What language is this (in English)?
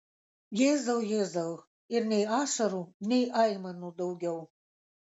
Lithuanian